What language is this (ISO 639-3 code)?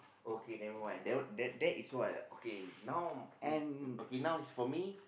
eng